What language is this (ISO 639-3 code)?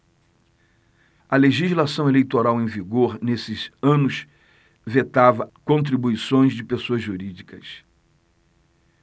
por